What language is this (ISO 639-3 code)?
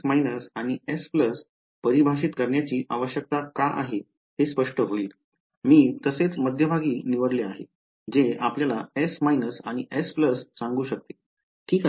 mar